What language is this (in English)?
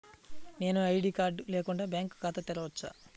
Telugu